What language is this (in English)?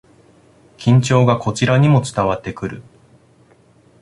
Japanese